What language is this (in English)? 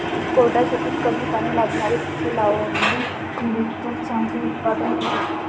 Marathi